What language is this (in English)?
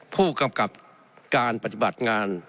Thai